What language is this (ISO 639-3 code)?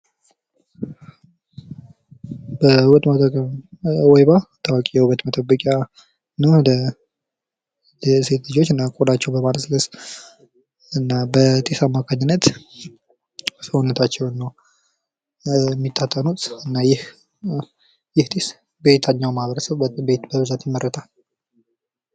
amh